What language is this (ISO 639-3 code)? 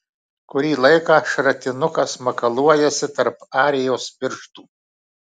lit